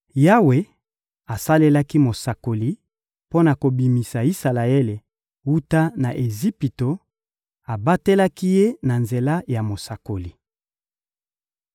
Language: Lingala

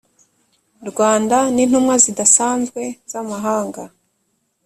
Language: Kinyarwanda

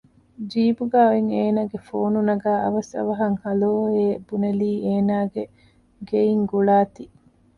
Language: Divehi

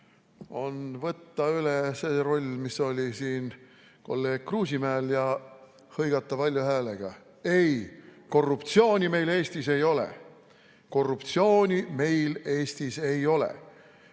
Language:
Estonian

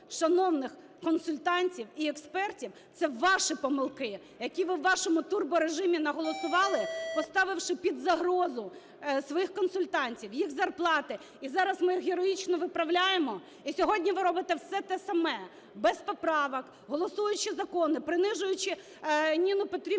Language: Ukrainian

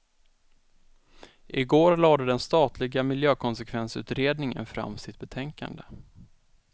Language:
Swedish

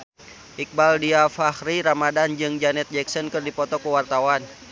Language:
Sundanese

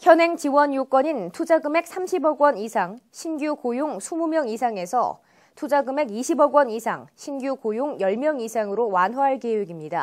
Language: Korean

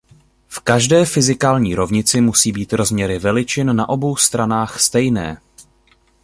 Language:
Czech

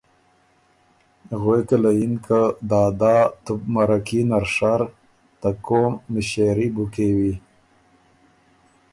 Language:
Ormuri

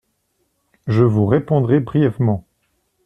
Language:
French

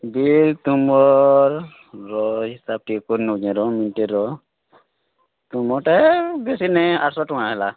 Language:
Odia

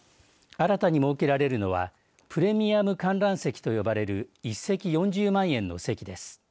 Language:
Japanese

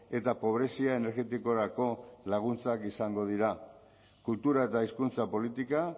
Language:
Basque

